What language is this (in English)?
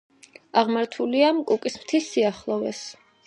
Georgian